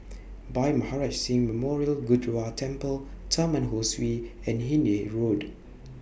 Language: English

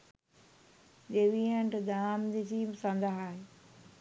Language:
Sinhala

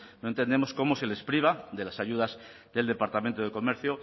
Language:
Spanish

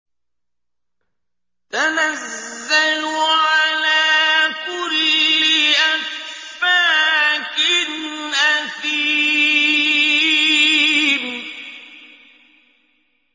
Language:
Arabic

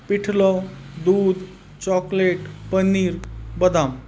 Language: Marathi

